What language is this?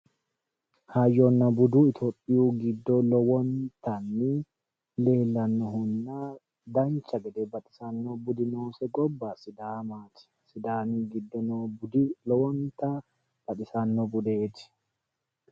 Sidamo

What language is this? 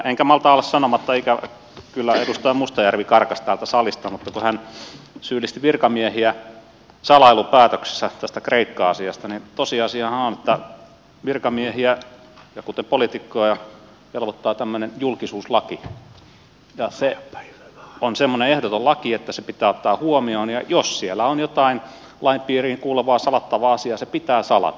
Finnish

